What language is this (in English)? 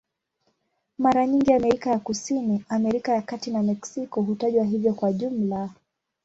Swahili